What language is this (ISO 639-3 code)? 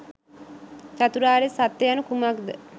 sin